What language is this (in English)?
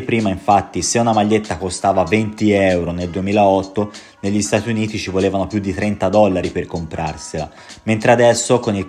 Italian